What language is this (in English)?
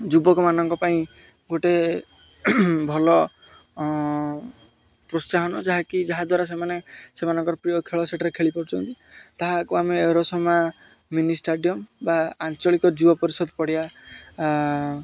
Odia